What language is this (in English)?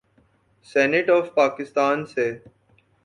Urdu